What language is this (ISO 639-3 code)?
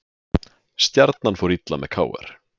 isl